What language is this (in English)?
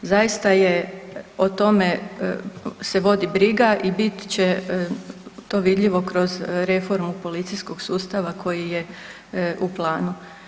Croatian